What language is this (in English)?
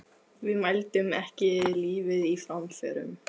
Icelandic